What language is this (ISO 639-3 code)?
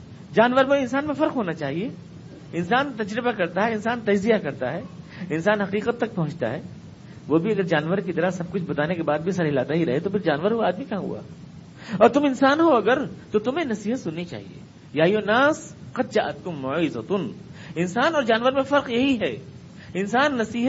urd